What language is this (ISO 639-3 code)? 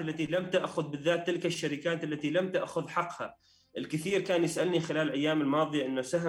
ara